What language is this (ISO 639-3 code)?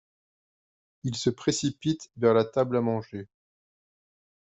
fra